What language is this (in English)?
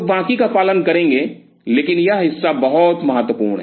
Hindi